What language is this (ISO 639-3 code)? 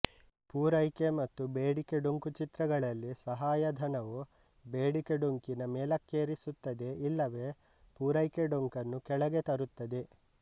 kan